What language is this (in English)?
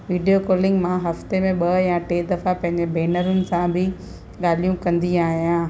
Sindhi